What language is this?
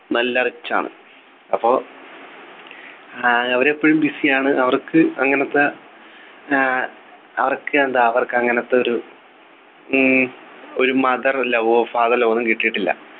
Malayalam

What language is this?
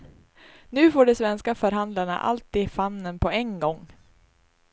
Swedish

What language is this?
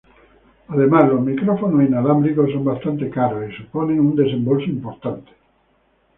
Spanish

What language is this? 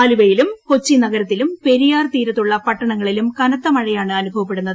Malayalam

